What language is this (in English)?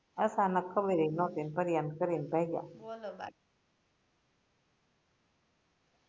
Gujarati